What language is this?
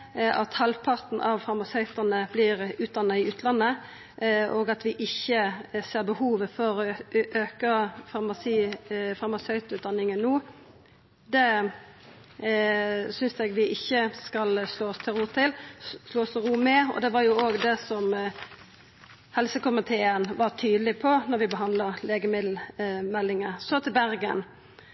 Norwegian Nynorsk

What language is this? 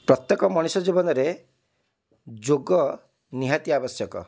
Odia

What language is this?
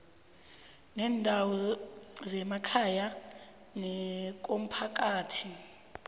South Ndebele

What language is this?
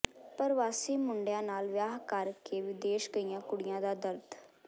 Punjabi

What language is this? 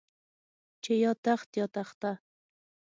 Pashto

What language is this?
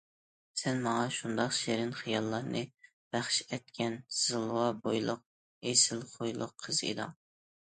Uyghur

